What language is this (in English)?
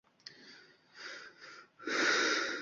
Uzbek